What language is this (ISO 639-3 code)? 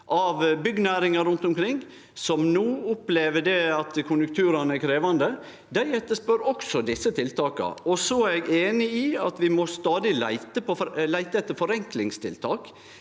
nor